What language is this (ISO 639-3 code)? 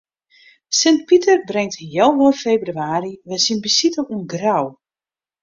fry